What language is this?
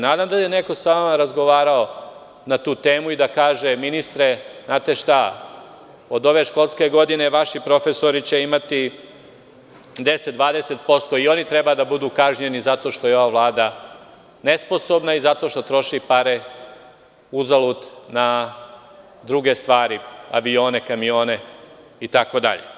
Serbian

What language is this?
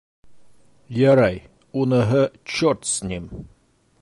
Bashkir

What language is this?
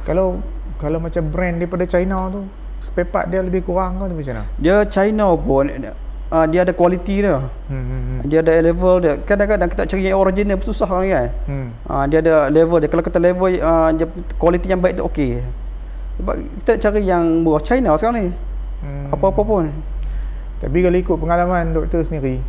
Malay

